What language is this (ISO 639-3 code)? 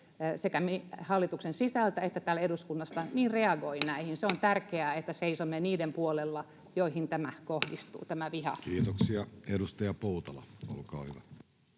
fin